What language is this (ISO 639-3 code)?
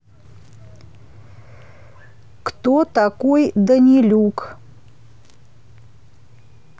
rus